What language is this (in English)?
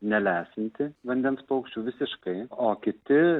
Lithuanian